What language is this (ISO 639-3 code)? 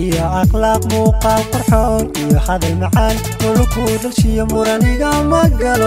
ara